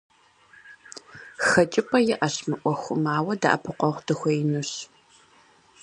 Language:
Kabardian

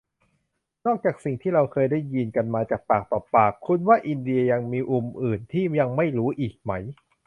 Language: Thai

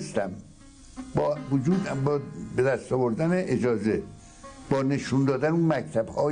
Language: Persian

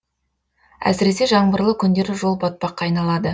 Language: Kazakh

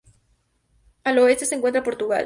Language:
Spanish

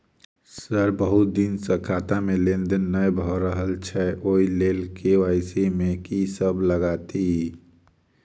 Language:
Maithili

